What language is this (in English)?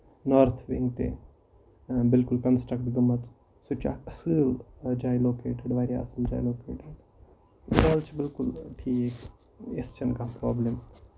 Kashmiri